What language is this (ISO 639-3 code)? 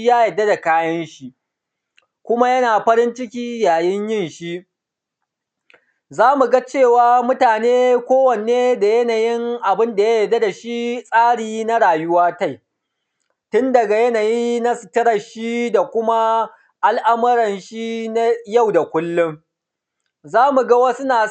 hau